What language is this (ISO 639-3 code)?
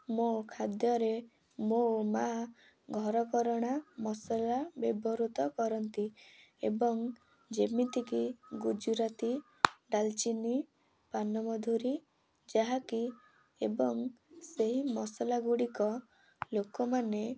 ori